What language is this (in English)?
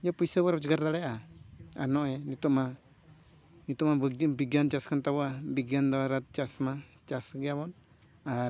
Santali